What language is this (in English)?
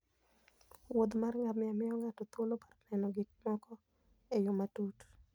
Luo (Kenya and Tanzania)